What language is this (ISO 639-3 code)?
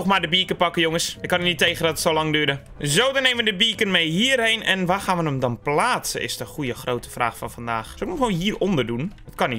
nld